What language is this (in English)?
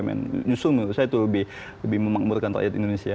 Indonesian